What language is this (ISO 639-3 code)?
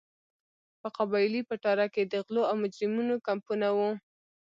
pus